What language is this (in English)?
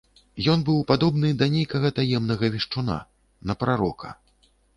Belarusian